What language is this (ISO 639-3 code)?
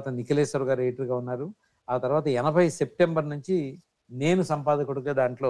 tel